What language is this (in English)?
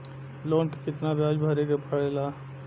Bhojpuri